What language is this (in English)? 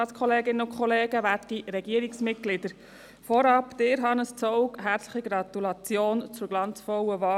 Swiss German